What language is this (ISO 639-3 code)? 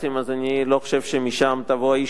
heb